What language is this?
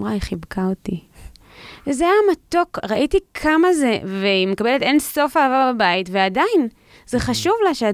Hebrew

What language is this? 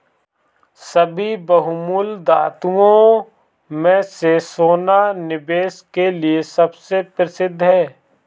Hindi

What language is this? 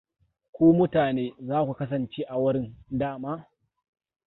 Hausa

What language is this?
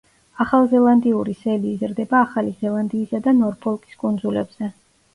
Georgian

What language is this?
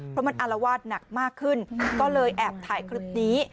Thai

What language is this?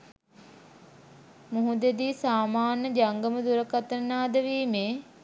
Sinhala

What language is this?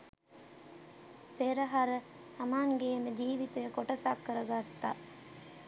Sinhala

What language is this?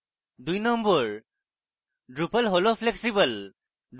Bangla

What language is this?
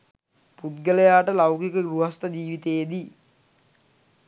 Sinhala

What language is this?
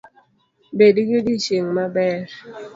Luo (Kenya and Tanzania)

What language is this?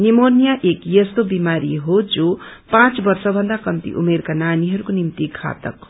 Nepali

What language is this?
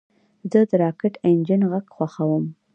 Pashto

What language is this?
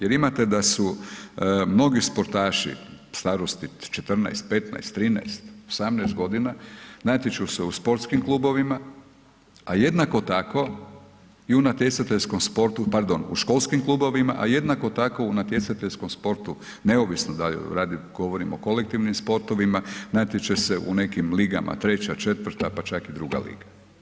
Croatian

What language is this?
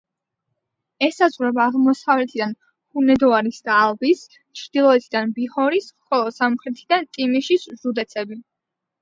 Georgian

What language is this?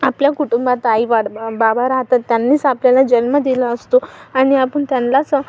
Marathi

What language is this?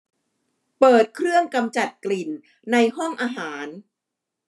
Thai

